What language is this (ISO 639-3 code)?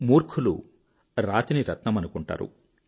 tel